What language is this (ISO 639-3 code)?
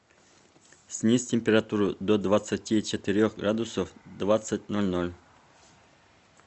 rus